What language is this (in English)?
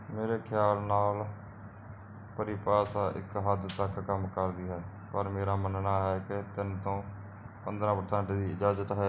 Punjabi